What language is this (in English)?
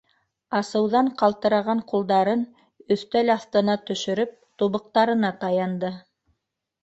Bashkir